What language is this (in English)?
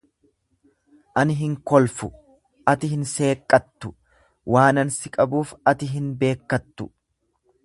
Oromo